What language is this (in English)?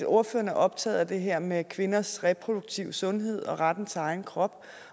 Danish